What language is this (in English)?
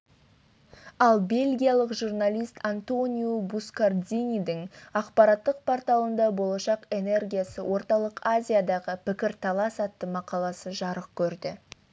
Kazakh